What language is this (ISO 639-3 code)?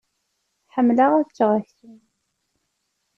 kab